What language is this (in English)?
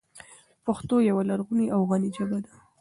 Pashto